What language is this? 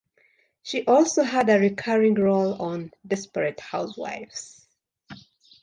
English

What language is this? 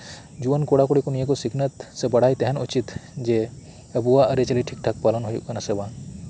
Santali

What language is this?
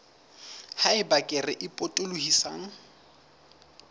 Southern Sotho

